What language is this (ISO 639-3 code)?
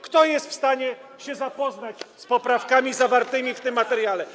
pol